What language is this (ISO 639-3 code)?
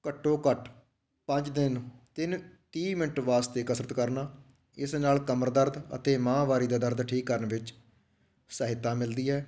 pan